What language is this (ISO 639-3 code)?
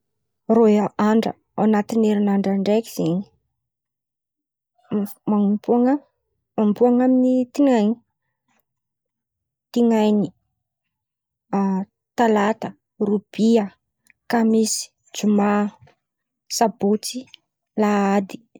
xmv